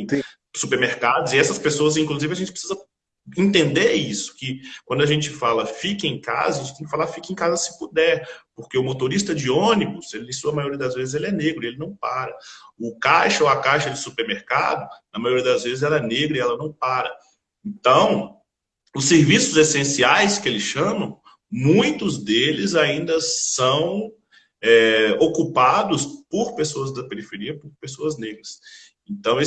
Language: Portuguese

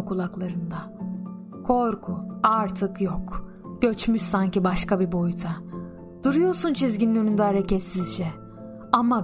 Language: Turkish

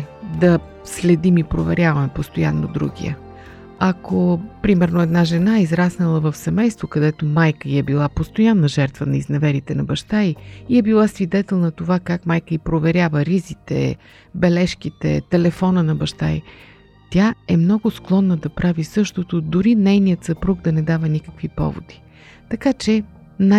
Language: Bulgarian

